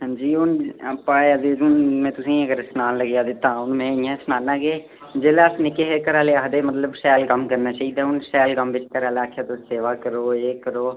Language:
Dogri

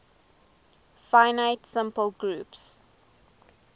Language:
English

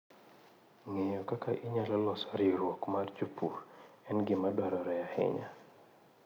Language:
Luo (Kenya and Tanzania)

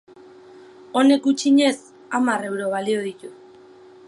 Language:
Basque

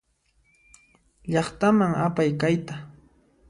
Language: Puno Quechua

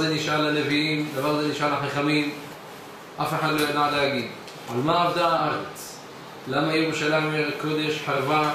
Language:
Hebrew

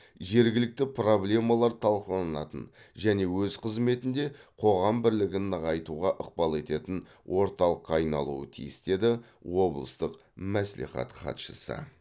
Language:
Kazakh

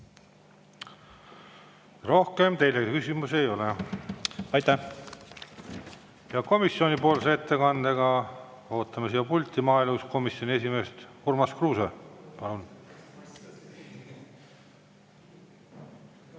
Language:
Estonian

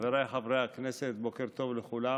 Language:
Hebrew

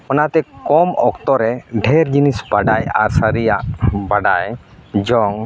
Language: Santali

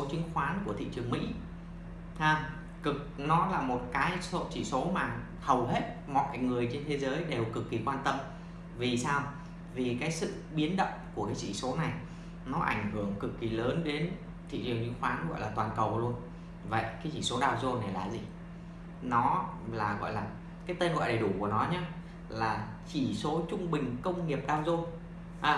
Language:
Vietnamese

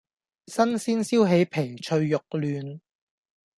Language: Cantonese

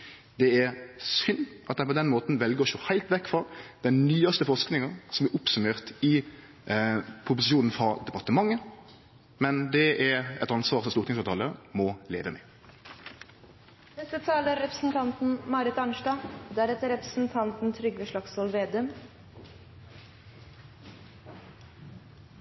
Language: Norwegian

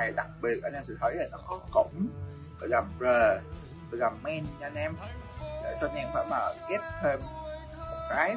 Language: Vietnamese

